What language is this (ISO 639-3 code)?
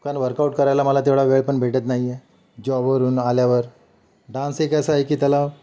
mar